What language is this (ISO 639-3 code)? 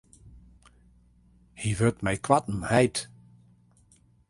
fry